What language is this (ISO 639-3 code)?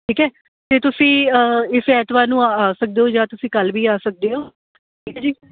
pan